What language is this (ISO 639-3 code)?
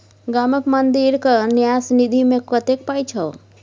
mai